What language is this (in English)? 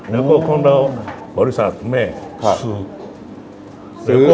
Thai